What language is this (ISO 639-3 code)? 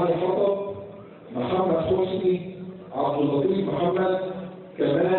ara